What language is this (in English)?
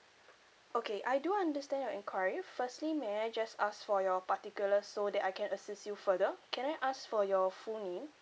English